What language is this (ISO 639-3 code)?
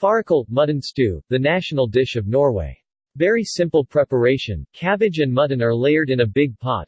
eng